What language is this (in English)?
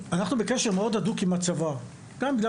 Hebrew